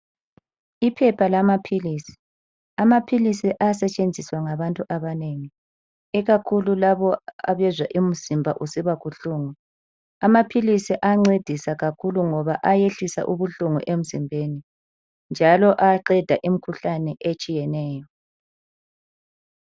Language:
North Ndebele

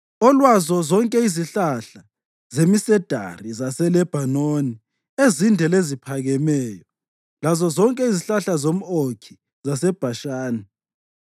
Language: North Ndebele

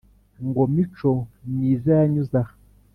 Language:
Kinyarwanda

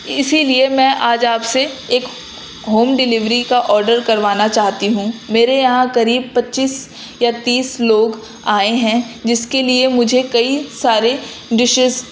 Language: Urdu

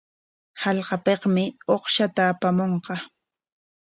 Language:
Corongo Ancash Quechua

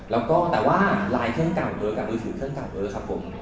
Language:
Thai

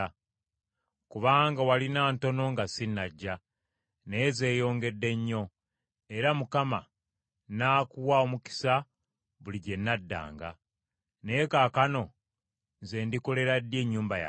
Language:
Ganda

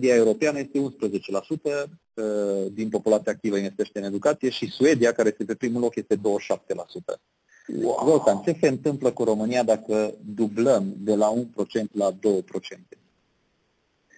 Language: Romanian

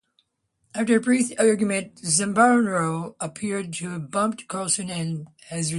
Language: English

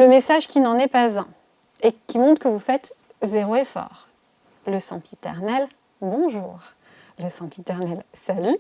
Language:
French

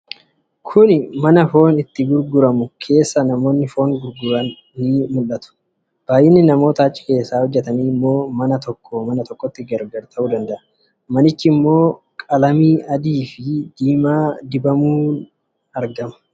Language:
Oromo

